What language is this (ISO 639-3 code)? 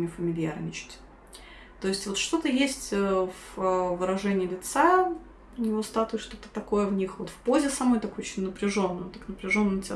rus